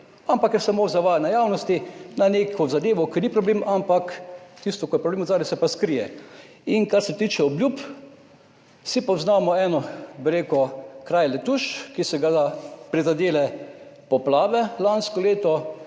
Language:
Slovenian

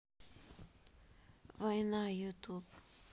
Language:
Russian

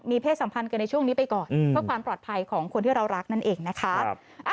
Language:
Thai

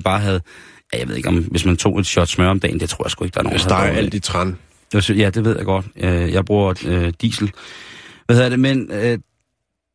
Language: Danish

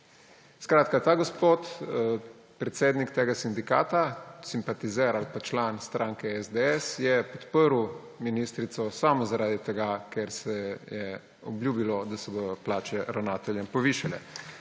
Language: Slovenian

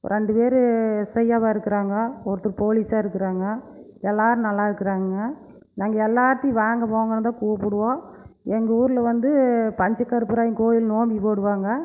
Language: Tamil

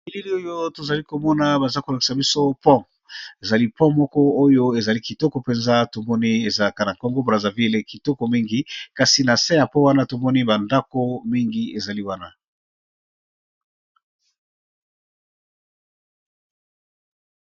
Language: Lingala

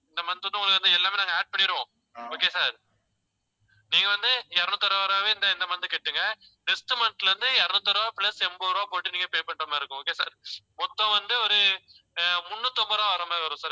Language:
Tamil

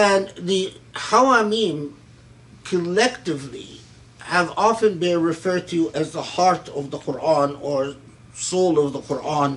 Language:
English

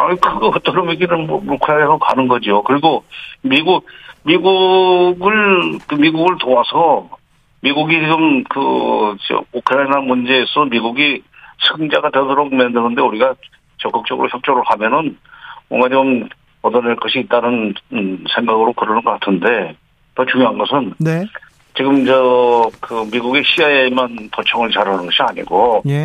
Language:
Korean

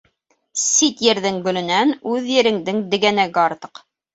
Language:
Bashkir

